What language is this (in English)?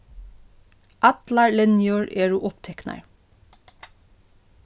Faroese